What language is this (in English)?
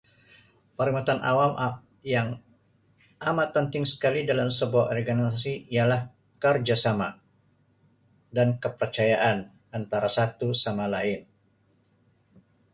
Sabah Malay